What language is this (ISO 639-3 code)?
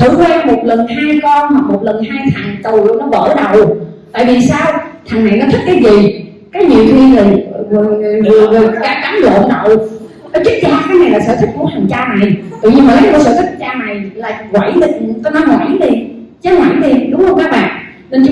vie